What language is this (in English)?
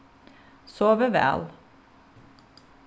Faroese